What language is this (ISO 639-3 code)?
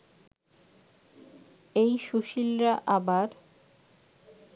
ben